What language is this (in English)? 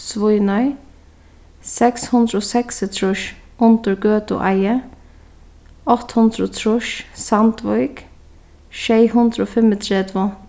Faroese